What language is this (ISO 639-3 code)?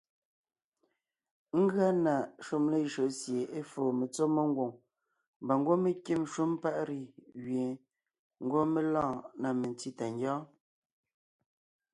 nnh